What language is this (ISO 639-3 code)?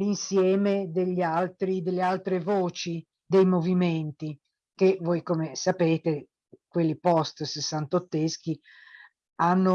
ita